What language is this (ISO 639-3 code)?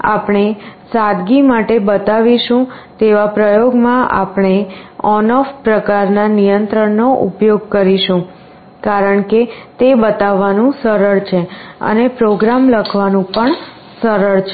guj